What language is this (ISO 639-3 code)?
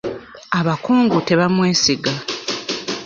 lug